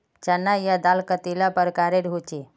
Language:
Magahi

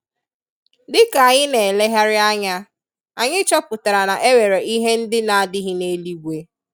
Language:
Igbo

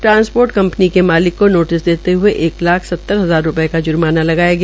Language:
Hindi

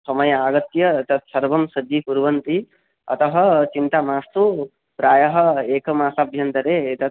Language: Sanskrit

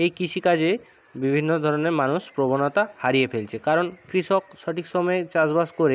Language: Bangla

